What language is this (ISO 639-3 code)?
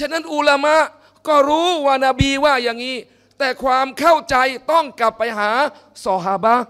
tha